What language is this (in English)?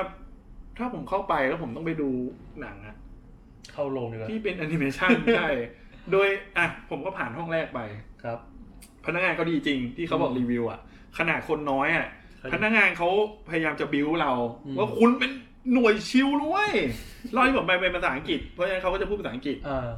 Thai